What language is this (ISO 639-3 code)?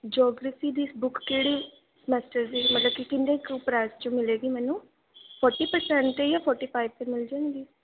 pan